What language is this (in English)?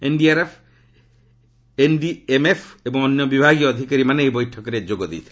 Odia